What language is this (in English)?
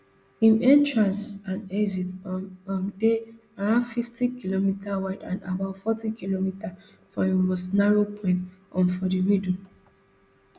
Nigerian Pidgin